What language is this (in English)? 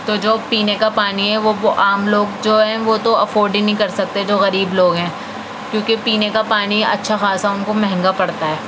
Urdu